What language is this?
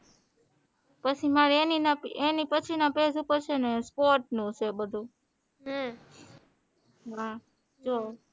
Gujarati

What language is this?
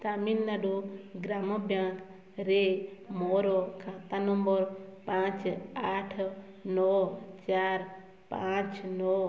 Odia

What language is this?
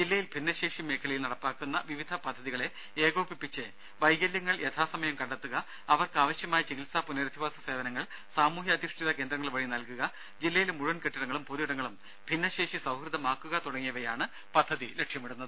Malayalam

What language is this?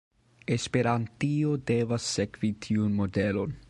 Esperanto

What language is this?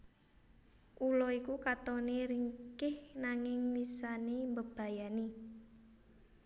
Javanese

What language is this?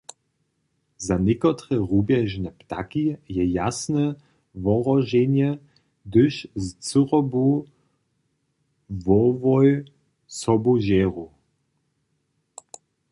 Upper Sorbian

